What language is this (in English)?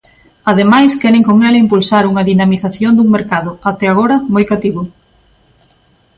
Galician